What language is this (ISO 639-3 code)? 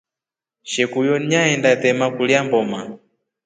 rof